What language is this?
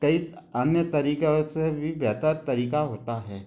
Hindi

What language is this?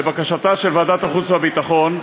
Hebrew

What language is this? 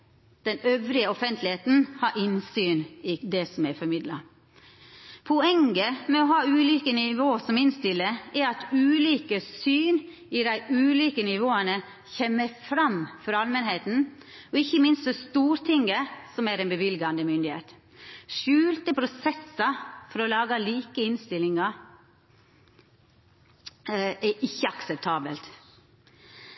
Norwegian Nynorsk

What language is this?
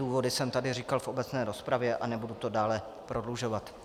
Czech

